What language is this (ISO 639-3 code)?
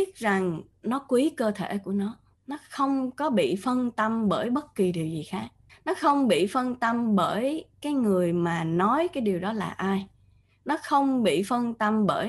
vie